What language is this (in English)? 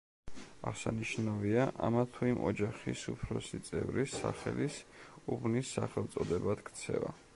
Georgian